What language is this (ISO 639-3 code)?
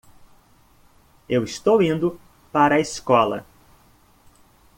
por